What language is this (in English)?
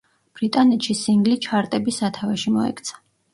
Georgian